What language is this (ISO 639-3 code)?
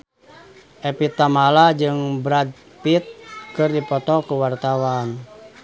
sun